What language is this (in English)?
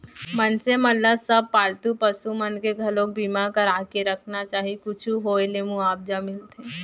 Chhattisgarhi